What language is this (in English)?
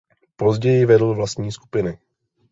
Czech